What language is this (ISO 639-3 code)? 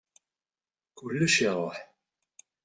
kab